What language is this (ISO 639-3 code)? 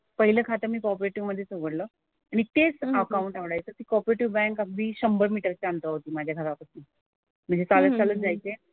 mar